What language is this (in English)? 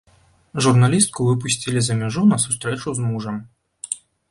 Belarusian